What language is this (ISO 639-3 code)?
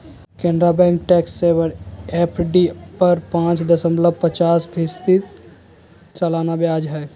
mag